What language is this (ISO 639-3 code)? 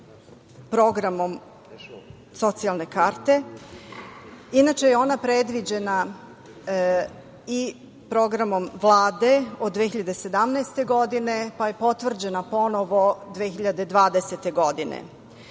srp